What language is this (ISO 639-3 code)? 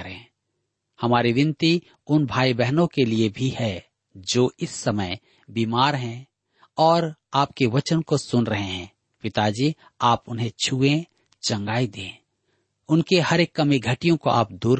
hin